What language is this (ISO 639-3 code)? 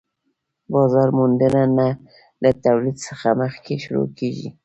pus